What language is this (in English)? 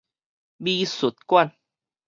Min Nan Chinese